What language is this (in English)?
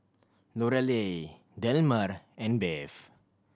English